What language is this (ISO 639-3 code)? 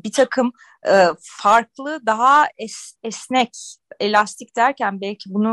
tur